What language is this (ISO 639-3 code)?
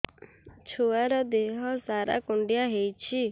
ori